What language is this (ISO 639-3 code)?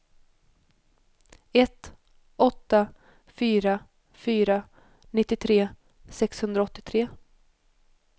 swe